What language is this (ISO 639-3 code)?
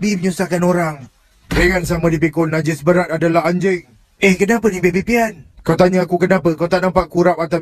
msa